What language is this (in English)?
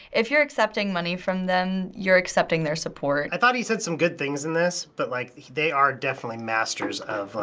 English